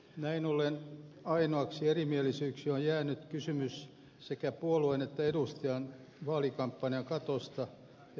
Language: Finnish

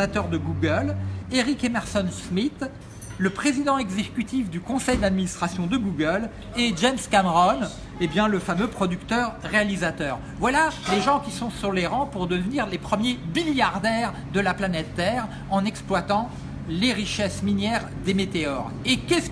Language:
French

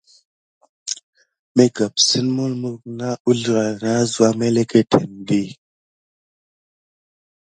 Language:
Gidar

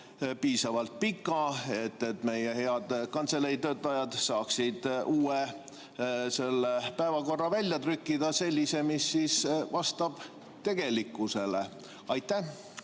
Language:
Estonian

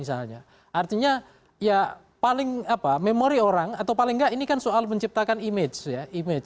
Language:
Indonesian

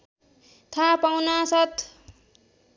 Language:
Nepali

